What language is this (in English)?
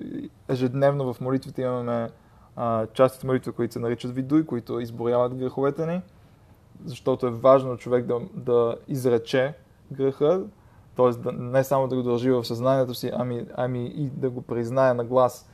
Bulgarian